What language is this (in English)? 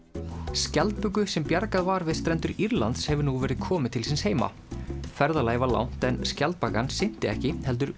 Icelandic